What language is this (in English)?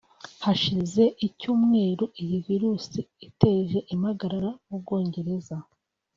Kinyarwanda